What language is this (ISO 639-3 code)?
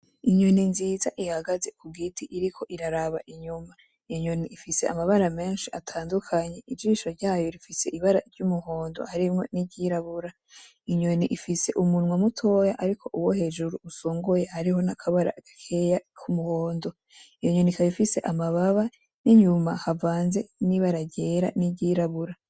run